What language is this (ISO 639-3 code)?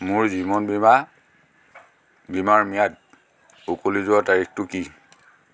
asm